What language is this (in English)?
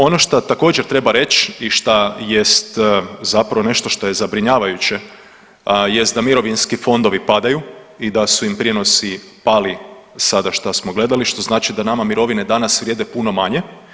Croatian